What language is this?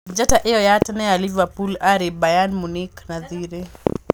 Kikuyu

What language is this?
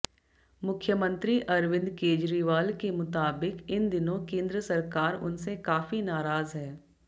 Hindi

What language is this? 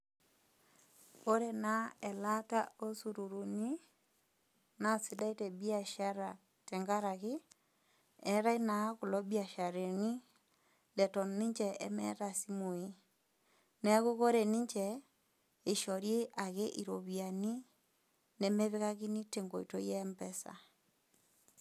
Masai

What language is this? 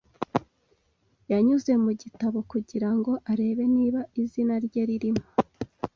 Kinyarwanda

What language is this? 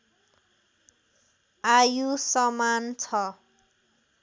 Nepali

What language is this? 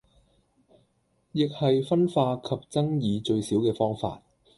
Cantonese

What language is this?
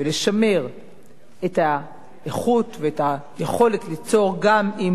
Hebrew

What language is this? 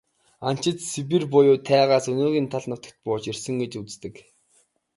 Mongolian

